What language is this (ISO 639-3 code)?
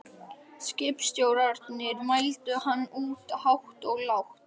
isl